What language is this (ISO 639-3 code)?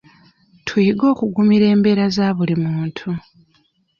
lug